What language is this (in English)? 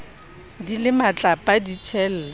Southern Sotho